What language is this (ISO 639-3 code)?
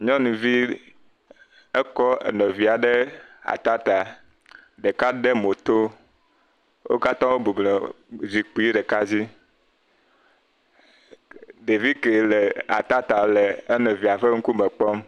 ewe